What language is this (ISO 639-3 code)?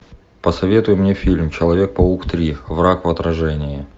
rus